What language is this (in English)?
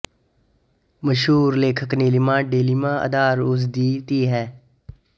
Punjabi